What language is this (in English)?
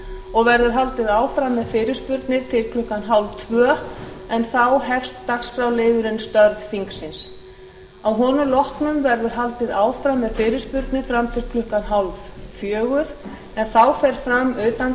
Icelandic